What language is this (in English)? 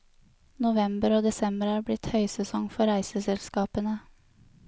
Norwegian